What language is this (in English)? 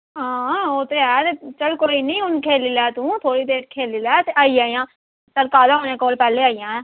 Dogri